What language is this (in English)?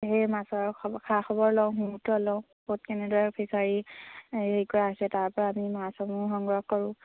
Assamese